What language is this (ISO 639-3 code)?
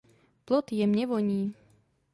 ces